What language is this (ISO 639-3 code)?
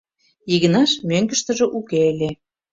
chm